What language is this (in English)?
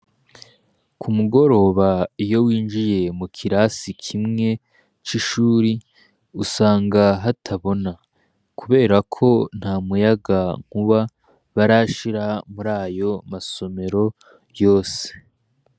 Rundi